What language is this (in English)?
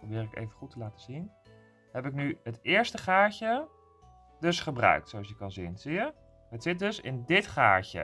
Dutch